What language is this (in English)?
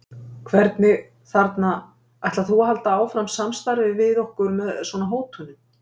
Icelandic